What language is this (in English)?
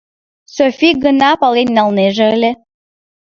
Mari